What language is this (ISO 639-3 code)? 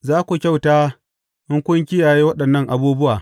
hau